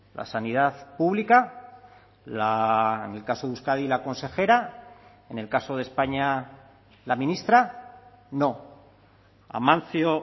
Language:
Spanish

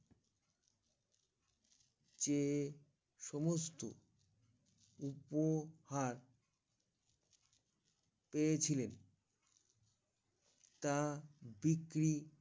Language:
Bangla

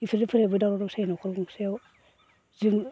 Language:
Bodo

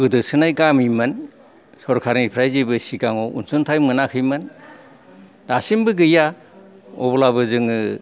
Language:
Bodo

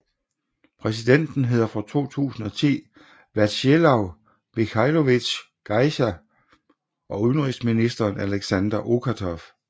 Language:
Danish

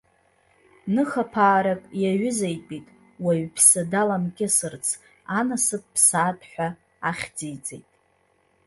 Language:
Abkhazian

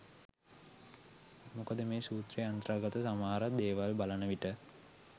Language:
Sinhala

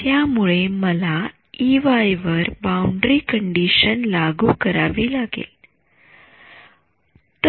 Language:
Marathi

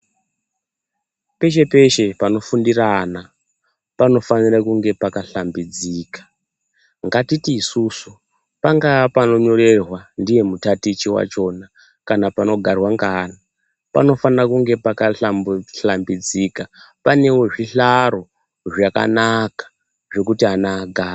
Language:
Ndau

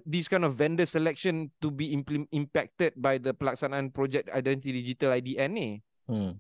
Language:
Malay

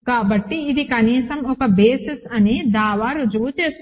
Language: Telugu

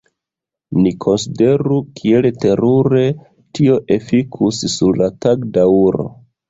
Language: Esperanto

